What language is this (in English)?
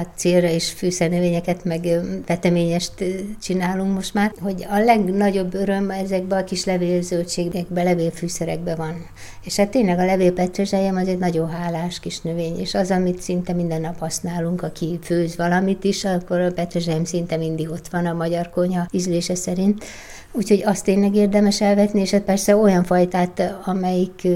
Hungarian